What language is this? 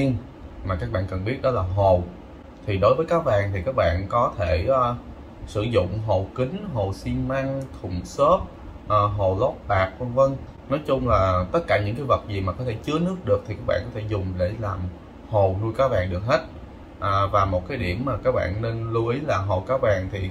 Vietnamese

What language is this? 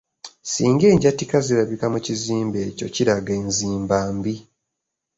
Ganda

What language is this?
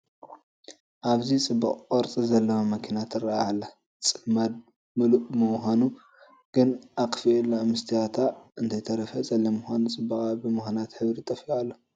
Tigrinya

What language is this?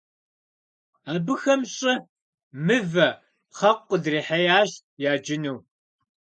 Kabardian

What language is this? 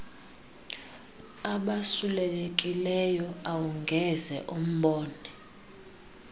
Xhosa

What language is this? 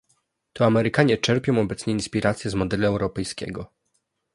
Polish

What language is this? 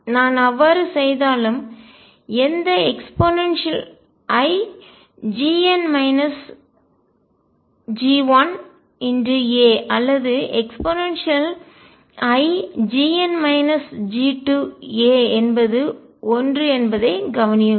Tamil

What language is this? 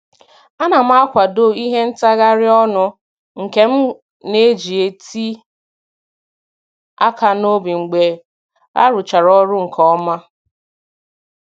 Igbo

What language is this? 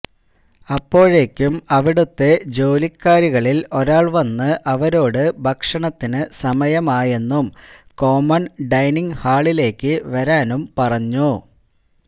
Malayalam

